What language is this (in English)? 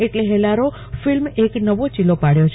Gujarati